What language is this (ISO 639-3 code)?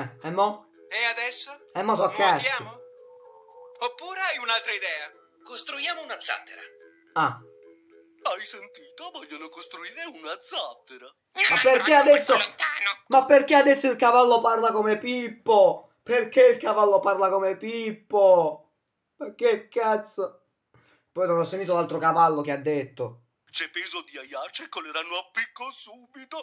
ita